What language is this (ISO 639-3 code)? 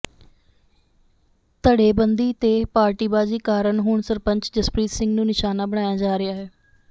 pan